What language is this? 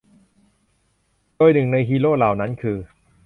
Thai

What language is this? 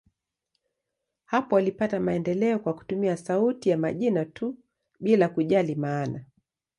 Swahili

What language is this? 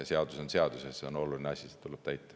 Estonian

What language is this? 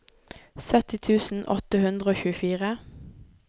Norwegian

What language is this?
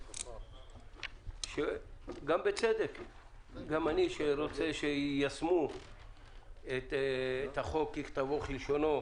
Hebrew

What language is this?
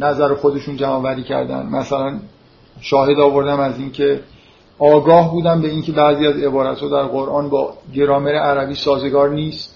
Persian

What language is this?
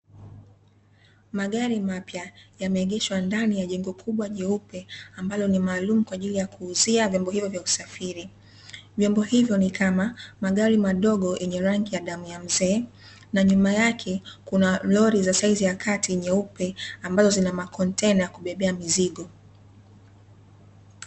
Swahili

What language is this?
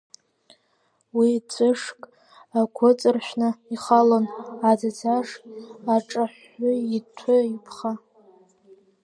Abkhazian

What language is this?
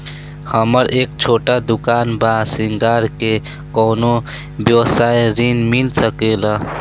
Bhojpuri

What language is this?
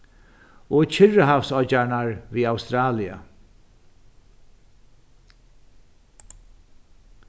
Faroese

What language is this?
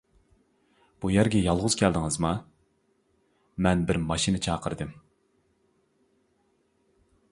Uyghur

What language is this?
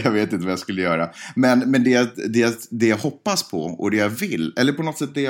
Swedish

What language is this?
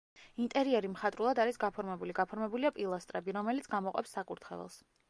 Georgian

